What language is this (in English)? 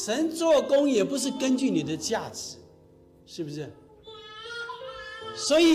Chinese